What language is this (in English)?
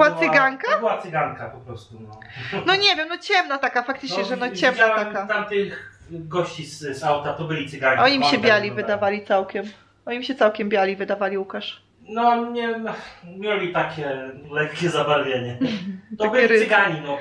Polish